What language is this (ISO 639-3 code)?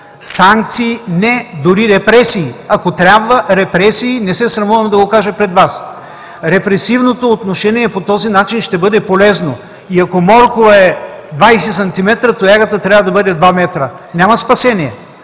bul